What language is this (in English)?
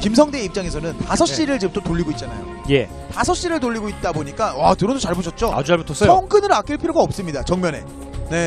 Korean